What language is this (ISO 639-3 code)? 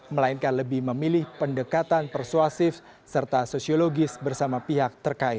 ind